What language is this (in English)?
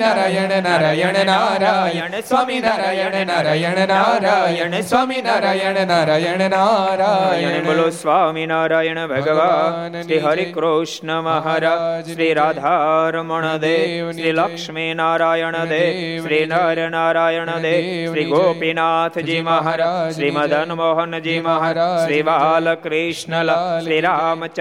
Gujarati